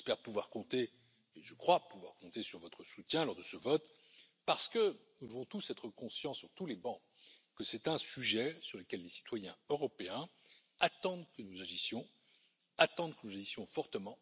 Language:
French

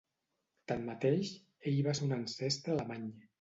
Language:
Catalan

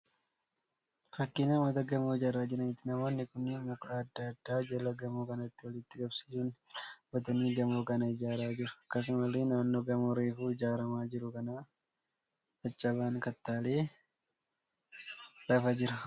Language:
Oromo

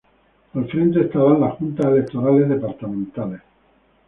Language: Spanish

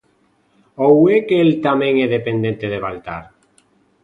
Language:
Galician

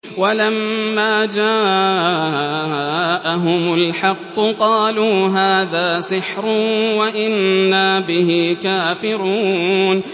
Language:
Arabic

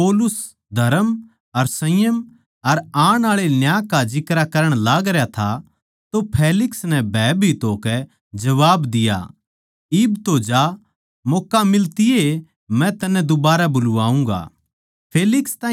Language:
Haryanvi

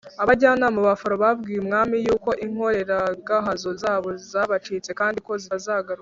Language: Kinyarwanda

